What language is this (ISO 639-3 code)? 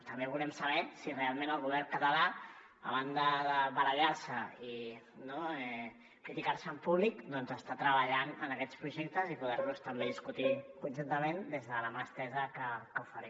cat